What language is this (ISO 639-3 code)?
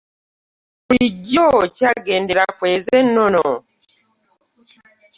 lug